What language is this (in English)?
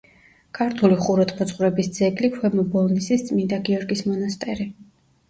Georgian